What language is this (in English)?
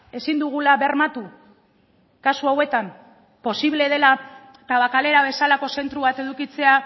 Basque